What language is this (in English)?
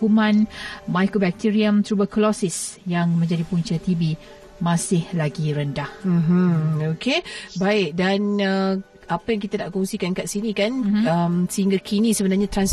Malay